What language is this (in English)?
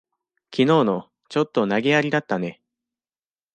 Japanese